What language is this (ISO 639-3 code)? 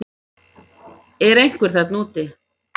isl